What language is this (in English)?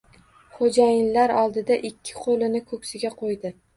Uzbek